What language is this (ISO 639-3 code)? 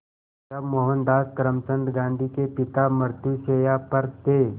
hin